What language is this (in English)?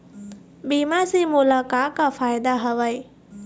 Chhattisgarhi